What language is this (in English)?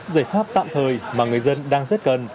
Vietnamese